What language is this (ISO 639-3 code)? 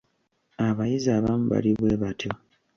lug